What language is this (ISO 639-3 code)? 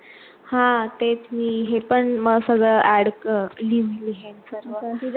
mar